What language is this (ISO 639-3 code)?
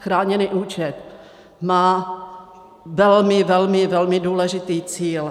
ces